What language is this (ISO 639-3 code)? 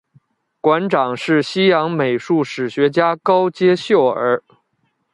zho